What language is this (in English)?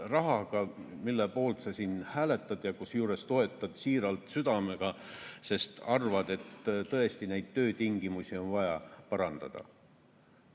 Estonian